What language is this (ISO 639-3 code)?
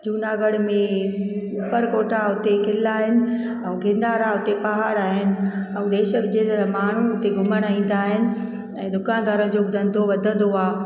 snd